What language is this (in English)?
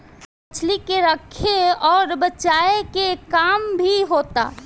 Bhojpuri